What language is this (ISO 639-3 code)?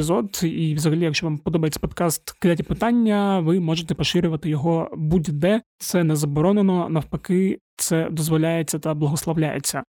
ukr